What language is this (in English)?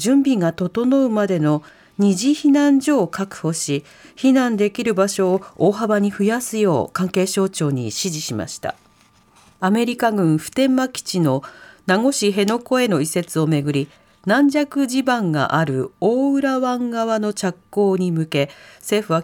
Japanese